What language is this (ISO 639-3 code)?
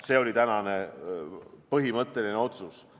est